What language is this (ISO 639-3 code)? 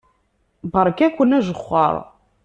kab